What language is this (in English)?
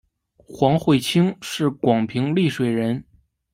Chinese